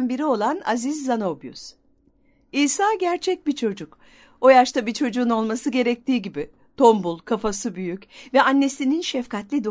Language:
Turkish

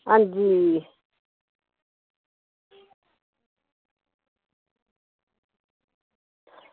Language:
Dogri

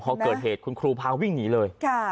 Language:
Thai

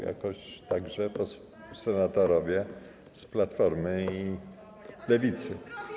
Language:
Polish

